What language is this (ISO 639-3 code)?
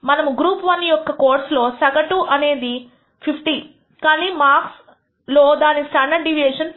tel